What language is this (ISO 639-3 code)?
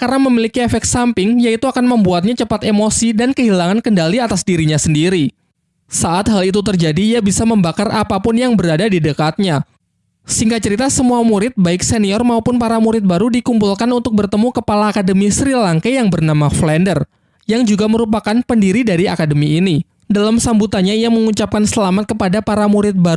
ind